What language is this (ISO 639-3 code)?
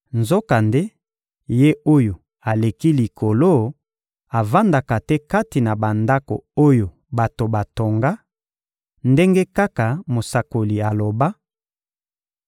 lin